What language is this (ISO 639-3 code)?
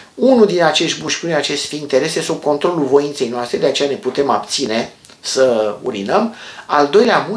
ron